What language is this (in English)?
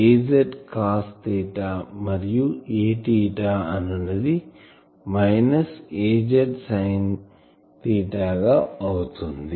Telugu